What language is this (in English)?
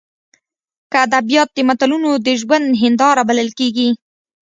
Pashto